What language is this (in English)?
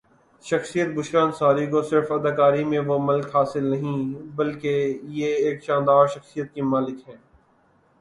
Urdu